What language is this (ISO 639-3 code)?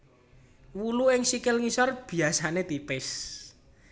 jav